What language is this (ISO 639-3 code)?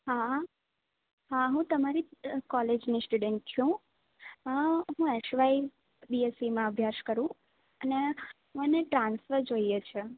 guj